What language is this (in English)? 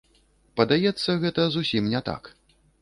Belarusian